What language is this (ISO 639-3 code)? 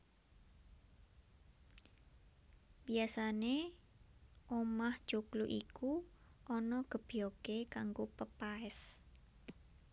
jav